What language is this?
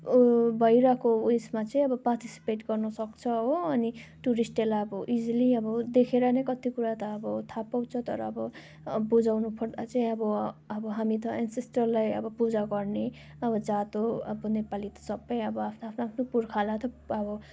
Nepali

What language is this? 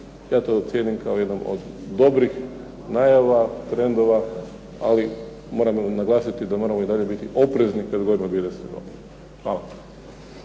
Croatian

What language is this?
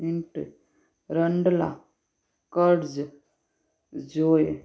Sindhi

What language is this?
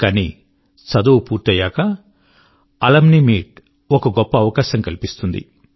Telugu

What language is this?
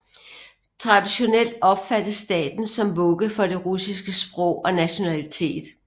Danish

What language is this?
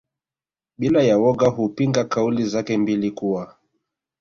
Swahili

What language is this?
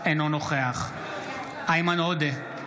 Hebrew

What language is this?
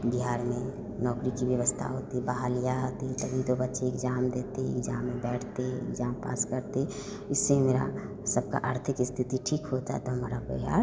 Hindi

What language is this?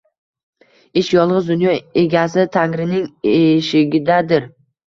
Uzbek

